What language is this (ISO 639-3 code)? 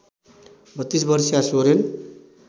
nep